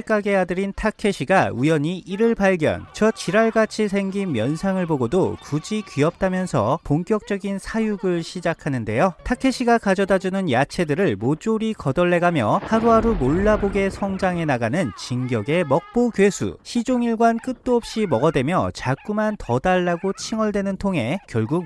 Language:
Korean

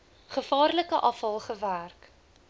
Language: Afrikaans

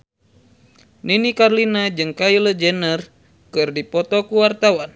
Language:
Sundanese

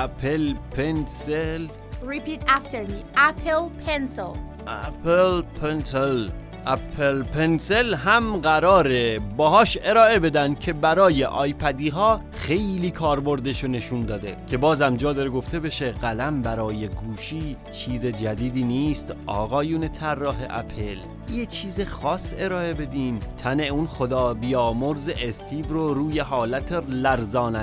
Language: Persian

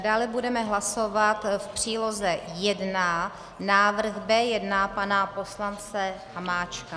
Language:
Czech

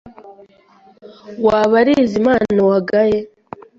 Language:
Kinyarwanda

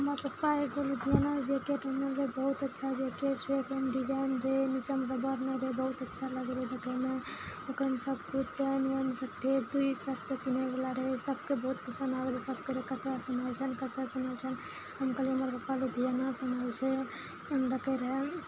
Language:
Maithili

